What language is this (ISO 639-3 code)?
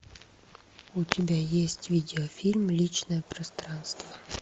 rus